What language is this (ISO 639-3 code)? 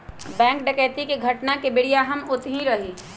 mag